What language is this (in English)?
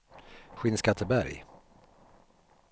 Swedish